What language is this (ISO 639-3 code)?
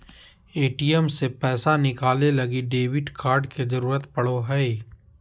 mag